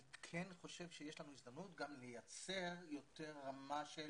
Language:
Hebrew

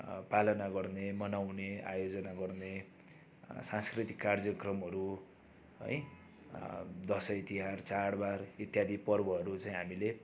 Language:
Nepali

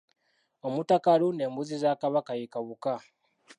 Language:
Ganda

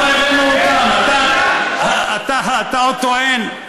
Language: Hebrew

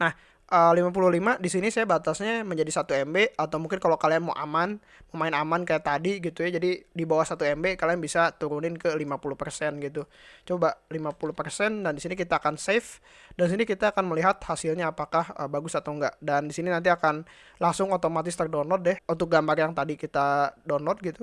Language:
Indonesian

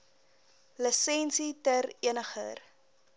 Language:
Afrikaans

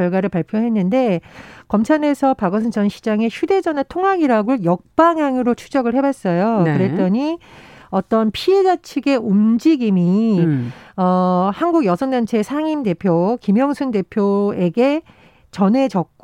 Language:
Korean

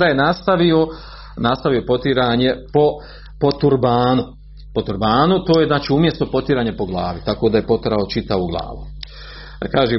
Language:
Croatian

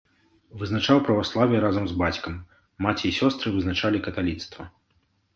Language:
Belarusian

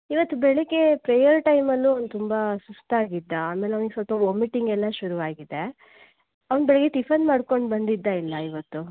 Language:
Kannada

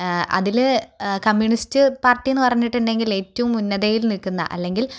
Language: Malayalam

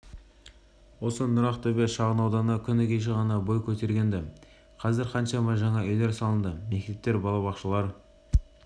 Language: Kazakh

